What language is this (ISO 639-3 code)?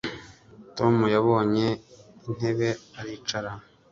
kin